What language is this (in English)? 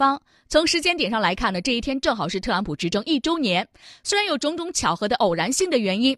Chinese